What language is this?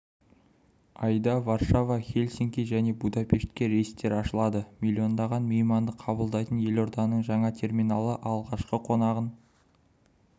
Kazakh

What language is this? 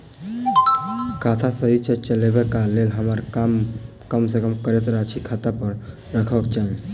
Maithili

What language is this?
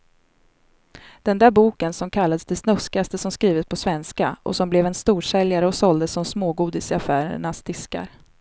Swedish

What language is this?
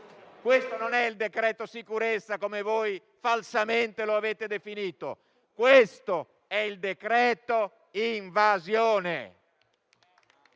Italian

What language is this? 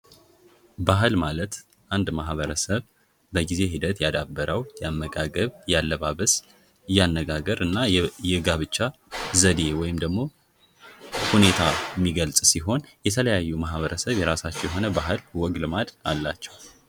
Amharic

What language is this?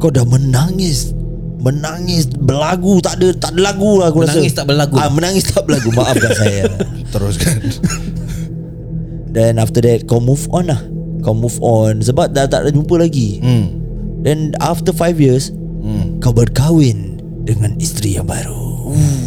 Malay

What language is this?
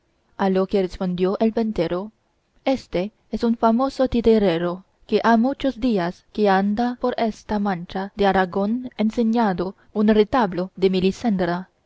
Spanish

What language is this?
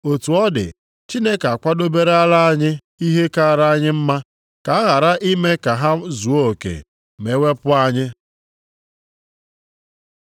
Igbo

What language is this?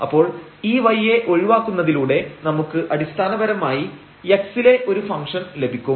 Malayalam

